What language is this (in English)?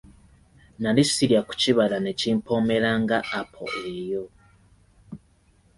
Ganda